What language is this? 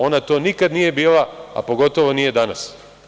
Serbian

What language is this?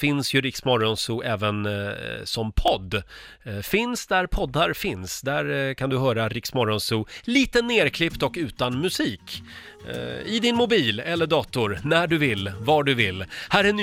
Swedish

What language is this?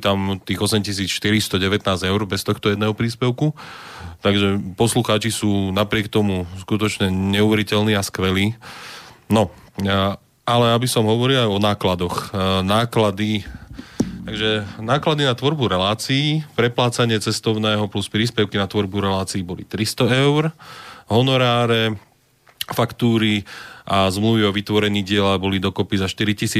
Slovak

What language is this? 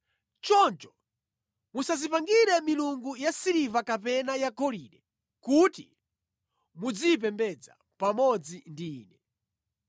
Nyanja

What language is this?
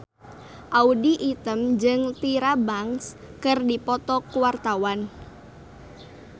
Sundanese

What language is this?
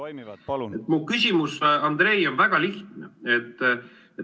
Estonian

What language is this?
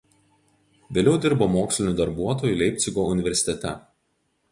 Lithuanian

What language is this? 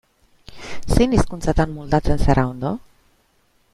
Basque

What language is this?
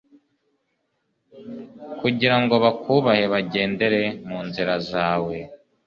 Kinyarwanda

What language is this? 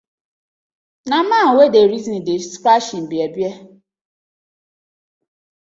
Nigerian Pidgin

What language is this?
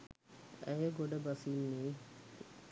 Sinhala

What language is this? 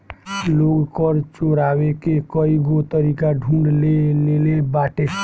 Bhojpuri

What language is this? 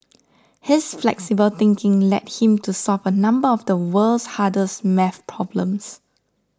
English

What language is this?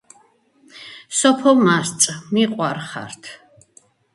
Georgian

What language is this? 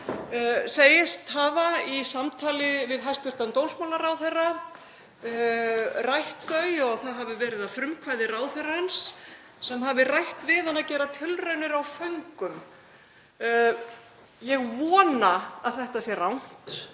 Icelandic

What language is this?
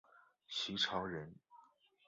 Chinese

